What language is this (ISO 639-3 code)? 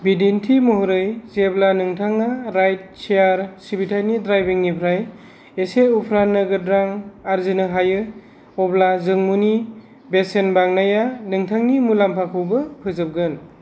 brx